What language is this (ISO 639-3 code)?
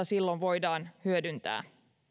fin